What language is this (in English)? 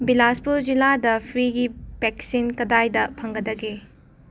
Manipuri